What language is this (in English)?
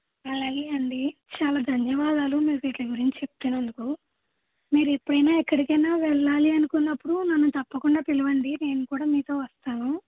Telugu